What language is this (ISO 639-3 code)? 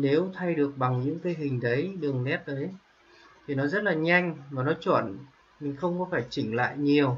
vie